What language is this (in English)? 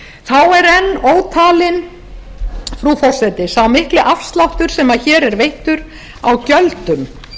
Icelandic